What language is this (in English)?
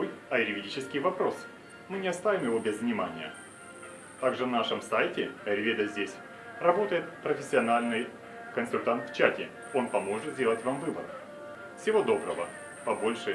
Russian